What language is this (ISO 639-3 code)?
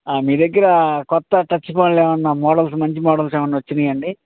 tel